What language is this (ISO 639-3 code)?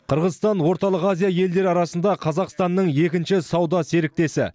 kaz